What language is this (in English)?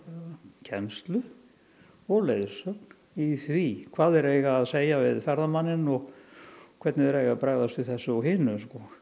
Icelandic